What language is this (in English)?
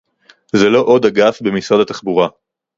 Hebrew